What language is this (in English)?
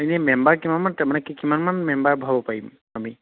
Assamese